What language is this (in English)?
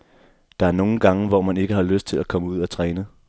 Danish